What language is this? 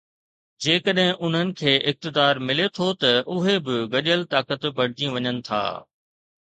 Sindhi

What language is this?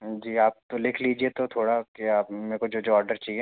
Hindi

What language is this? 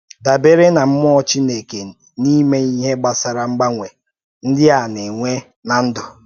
Igbo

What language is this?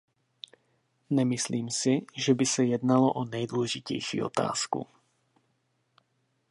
Czech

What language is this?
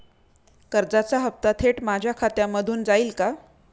Marathi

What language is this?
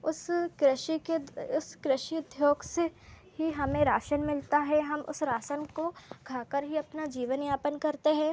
Hindi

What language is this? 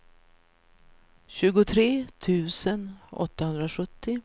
Swedish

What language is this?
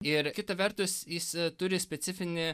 Lithuanian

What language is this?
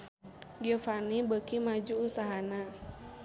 Sundanese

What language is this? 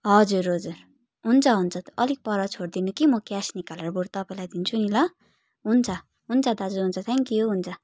Nepali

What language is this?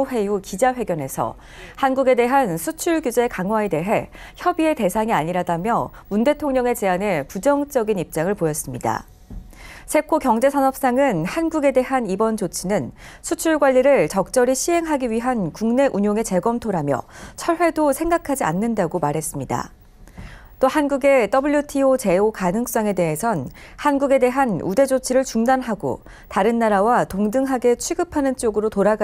Korean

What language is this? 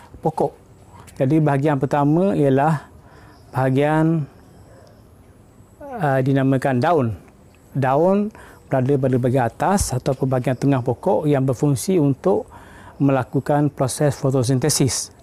Malay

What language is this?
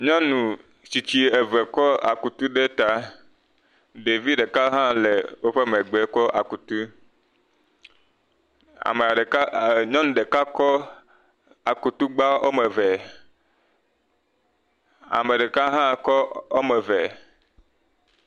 Ewe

